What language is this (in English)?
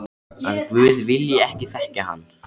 Icelandic